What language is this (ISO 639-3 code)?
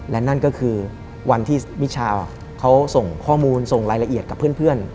tha